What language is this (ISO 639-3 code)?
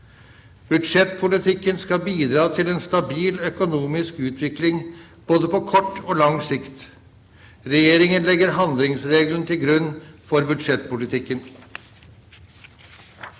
nor